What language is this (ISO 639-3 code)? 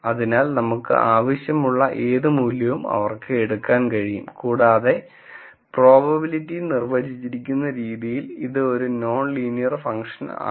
mal